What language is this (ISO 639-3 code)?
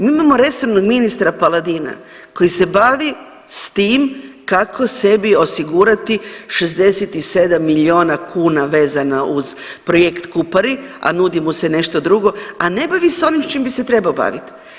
hrv